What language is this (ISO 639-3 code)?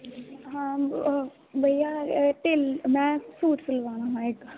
doi